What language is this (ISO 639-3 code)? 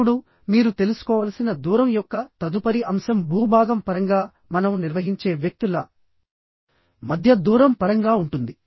tel